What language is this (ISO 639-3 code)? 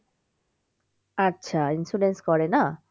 ben